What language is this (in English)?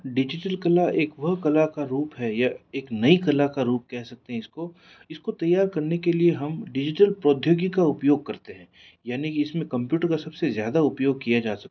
Hindi